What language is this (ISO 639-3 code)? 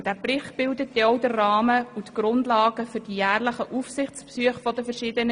gsw